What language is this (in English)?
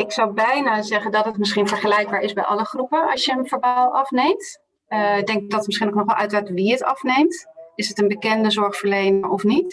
Dutch